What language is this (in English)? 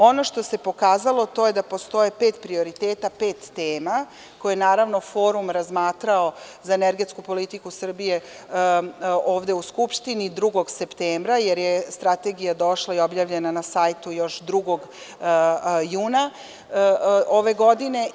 Serbian